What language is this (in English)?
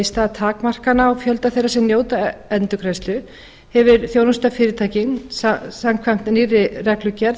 Icelandic